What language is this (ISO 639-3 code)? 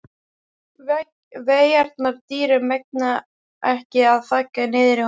isl